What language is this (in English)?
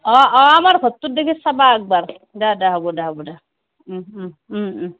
Assamese